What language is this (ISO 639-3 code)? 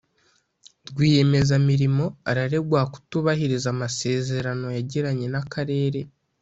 kin